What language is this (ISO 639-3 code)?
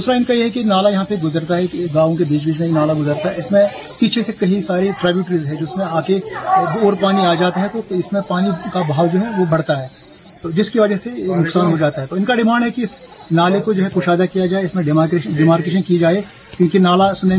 urd